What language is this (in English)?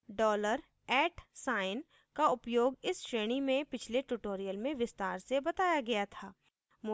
Hindi